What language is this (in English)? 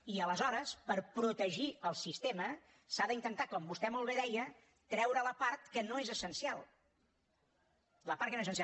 Catalan